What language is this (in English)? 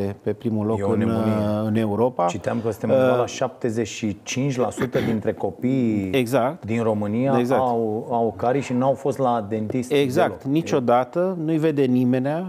Romanian